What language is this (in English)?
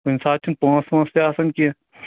Kashmiri